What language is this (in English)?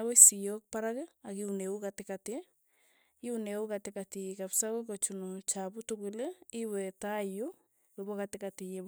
Tugen